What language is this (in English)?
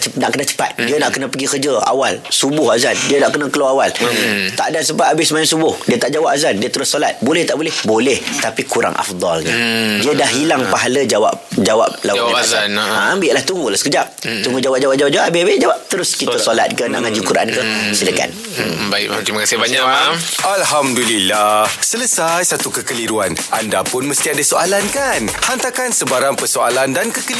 Malay